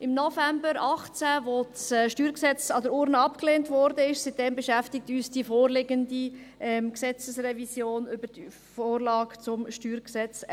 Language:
Swiss German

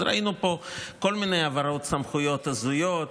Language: Hebrew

